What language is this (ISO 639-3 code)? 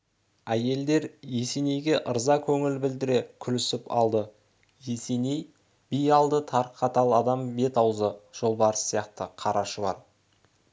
kaz